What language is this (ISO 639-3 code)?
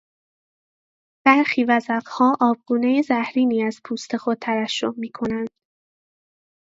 fas